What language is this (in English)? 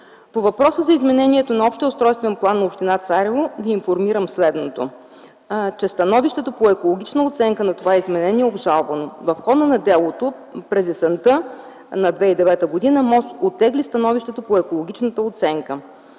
Bulgarian